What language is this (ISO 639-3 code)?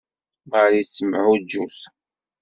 kab